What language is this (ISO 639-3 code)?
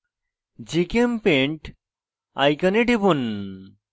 ben